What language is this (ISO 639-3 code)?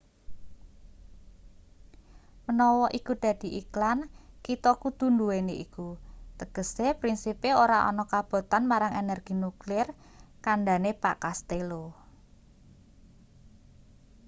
jav